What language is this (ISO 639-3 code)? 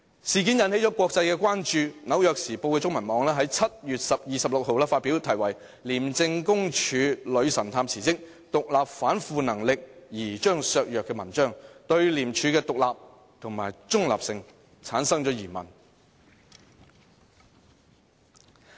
yue